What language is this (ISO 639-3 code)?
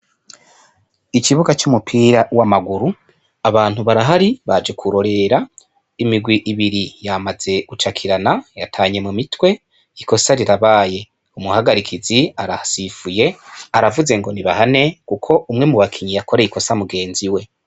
run